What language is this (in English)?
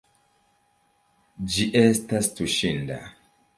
Esperanto